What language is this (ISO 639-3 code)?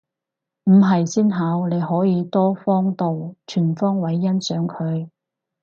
yue